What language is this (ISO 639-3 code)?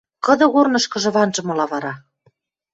mrj